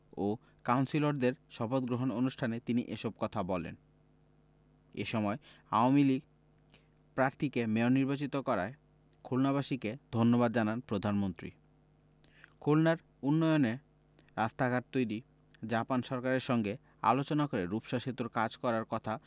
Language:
Bangla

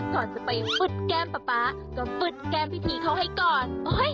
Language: Thai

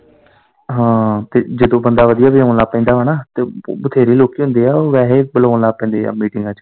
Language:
Punjabi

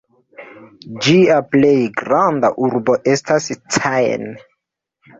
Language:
Esperanto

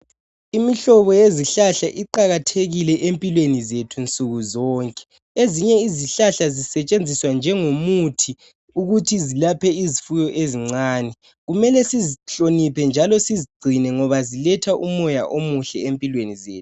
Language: North Ndebele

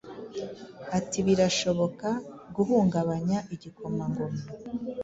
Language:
Kinyarwanda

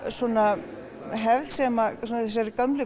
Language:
Icelandic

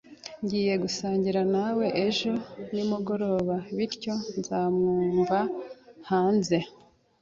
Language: Kinyarwanda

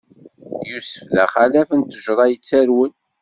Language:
Kabyle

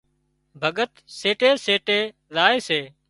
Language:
Wadiyara Koli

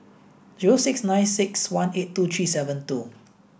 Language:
English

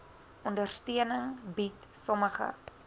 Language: Afrikaans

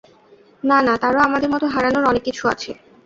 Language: Bangla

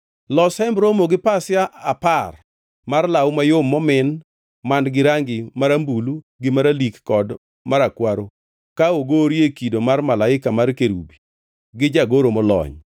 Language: Luo (Kenya and Tanzania)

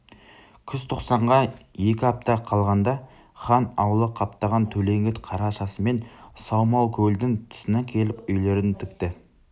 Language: Kazakh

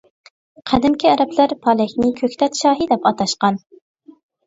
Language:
Uyghur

